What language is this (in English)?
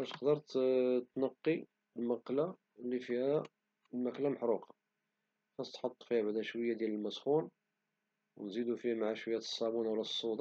Moroccan Arabic